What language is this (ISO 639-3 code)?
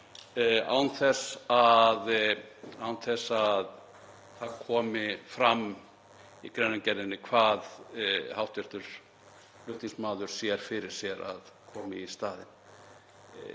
isl